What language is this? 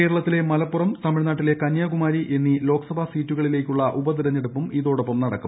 Malayalam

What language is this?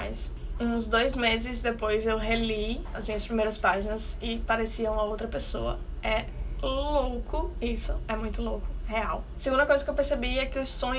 Portuguese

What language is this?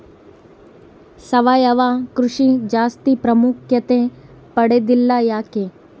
Kannada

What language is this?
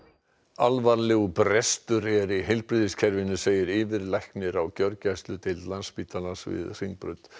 Icelandic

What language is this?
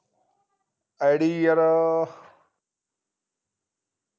Punjabi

